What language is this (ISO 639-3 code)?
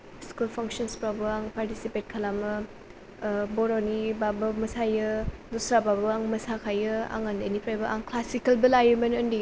brx